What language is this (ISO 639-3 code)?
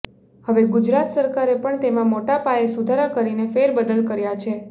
guj